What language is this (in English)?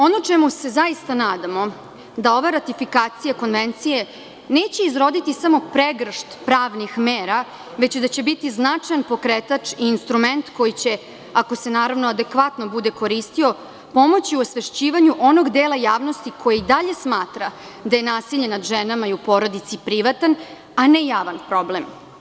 Serbian